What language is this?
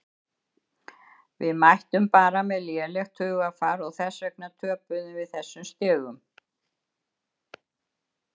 Icelandic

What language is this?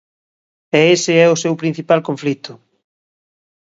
Galician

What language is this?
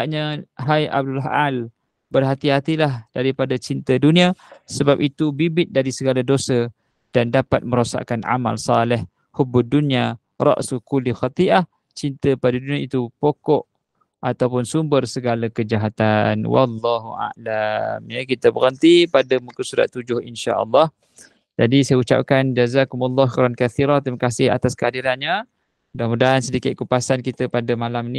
Malay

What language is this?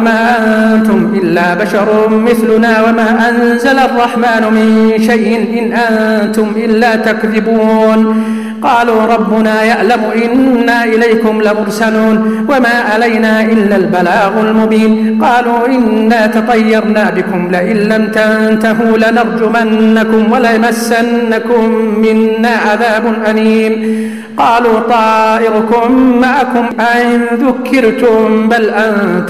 Arabic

